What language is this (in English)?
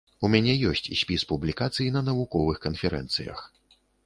Belarusian